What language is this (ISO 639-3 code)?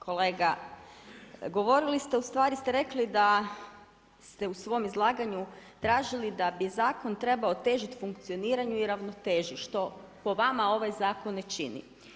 hrv